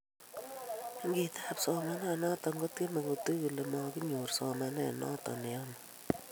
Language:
Kalenjin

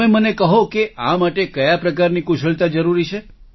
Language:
Gujarati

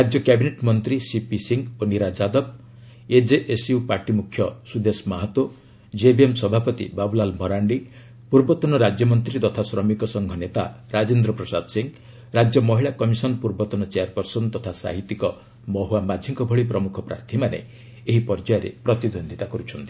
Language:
Odia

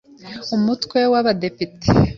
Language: Kinyarwanda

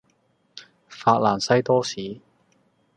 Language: Cantonese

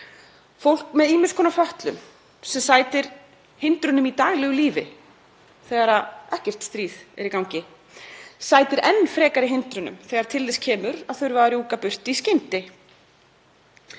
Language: Icelandic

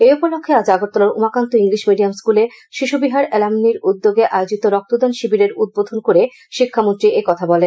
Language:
Bangla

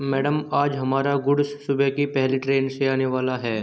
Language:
Hindi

